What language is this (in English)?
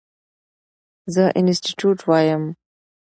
Pashto